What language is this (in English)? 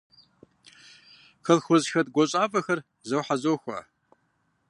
Kabardian